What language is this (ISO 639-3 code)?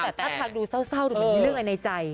tha